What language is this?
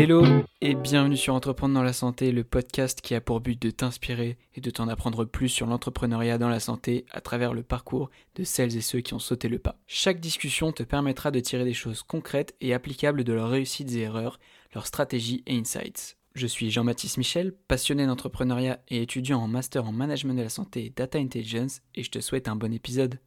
French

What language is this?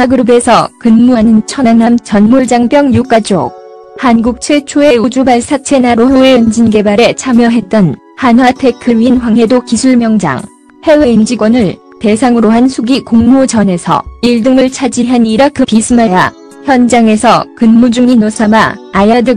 Korean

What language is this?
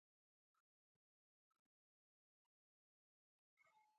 Pashto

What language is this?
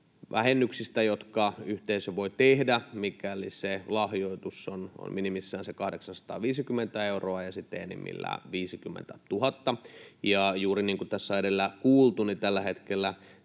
Finnish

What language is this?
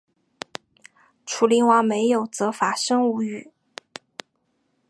Chinese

